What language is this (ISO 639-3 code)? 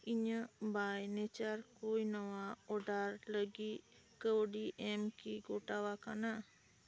sat